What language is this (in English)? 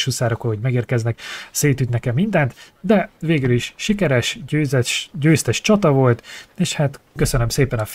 Hungarian